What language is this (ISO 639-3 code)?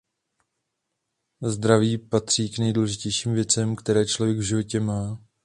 ces